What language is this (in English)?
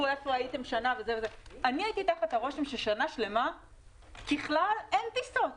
Hebrew